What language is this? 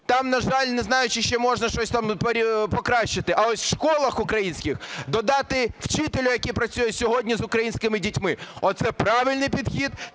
Ukrainian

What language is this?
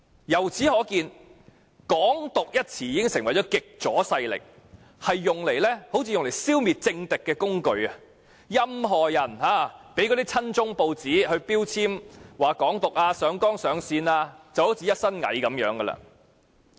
Cantonese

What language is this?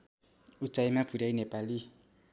Nepali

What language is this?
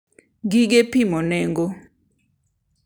Luo (Kenya and Tanzania)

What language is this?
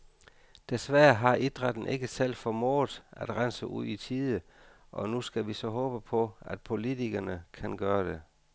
Danish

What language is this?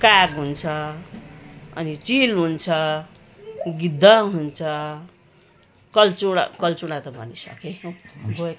Nepali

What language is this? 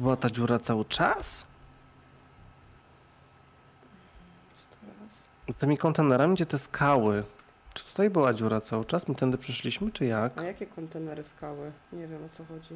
Polish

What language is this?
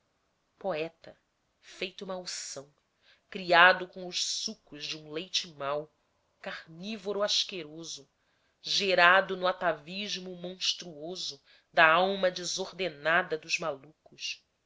Portuguese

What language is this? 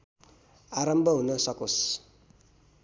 Nepali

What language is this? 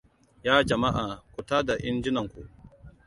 Hausa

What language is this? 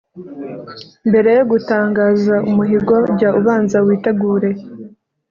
Kinyarwanda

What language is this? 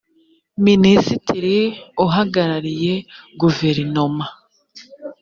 Kinyarwanda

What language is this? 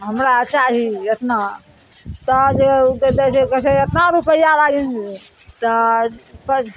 Maithili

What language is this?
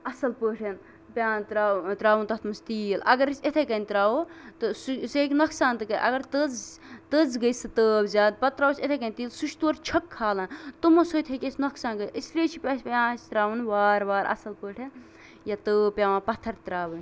Kashmiri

